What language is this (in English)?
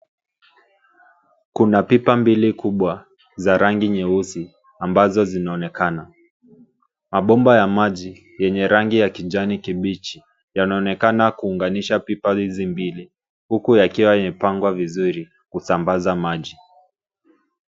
Swahili